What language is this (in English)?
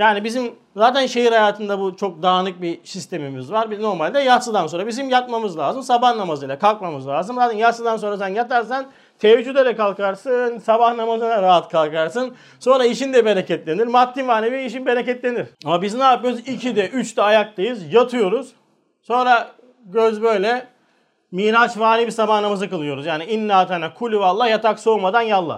Turkish